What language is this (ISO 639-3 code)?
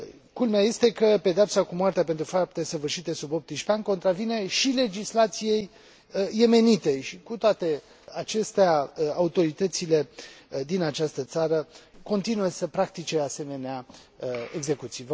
ron